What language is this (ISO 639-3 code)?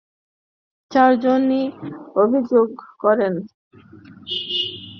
ben